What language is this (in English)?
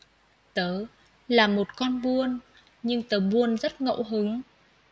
Vietnamese